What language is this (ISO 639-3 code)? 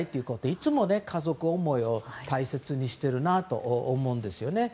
jpn